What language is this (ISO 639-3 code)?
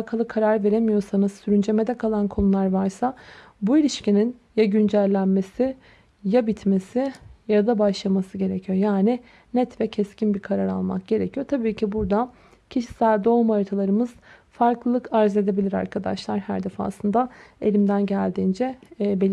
tur